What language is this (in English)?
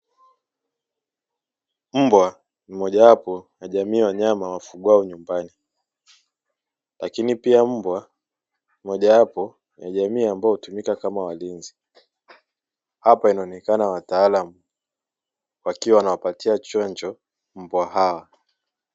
Swahili